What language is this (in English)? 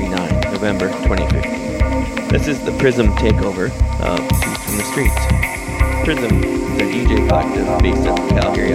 English